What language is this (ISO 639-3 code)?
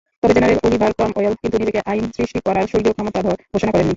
ben